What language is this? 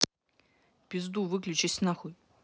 Russian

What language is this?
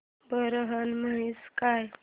Marathi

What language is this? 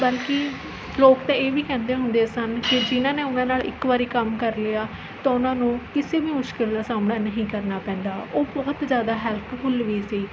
Punjabi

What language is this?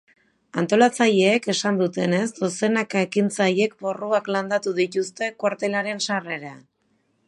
Basque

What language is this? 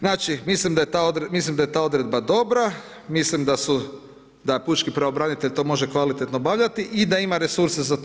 Croatian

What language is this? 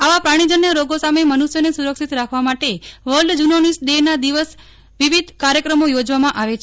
Gujarati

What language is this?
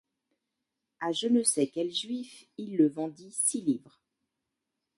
French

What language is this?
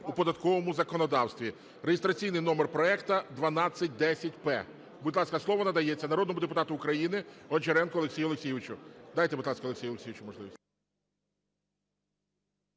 Ukrainian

